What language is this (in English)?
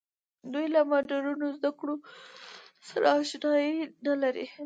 Pashto